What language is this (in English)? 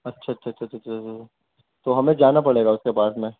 Urdu